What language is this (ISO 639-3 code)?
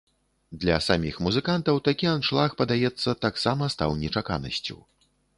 bel